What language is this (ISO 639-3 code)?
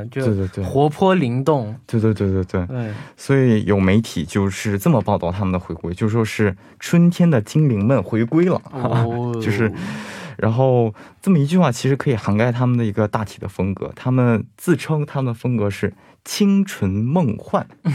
zho